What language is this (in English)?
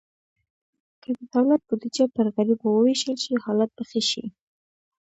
Pashto